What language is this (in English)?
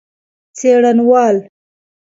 Pashto